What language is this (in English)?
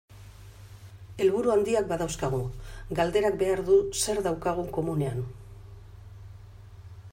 Basque